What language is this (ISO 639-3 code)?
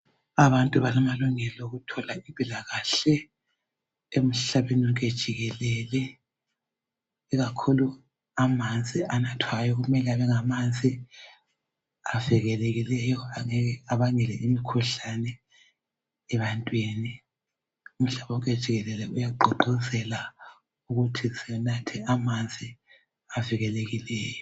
nde